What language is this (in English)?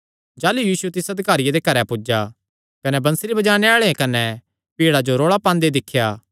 Kangri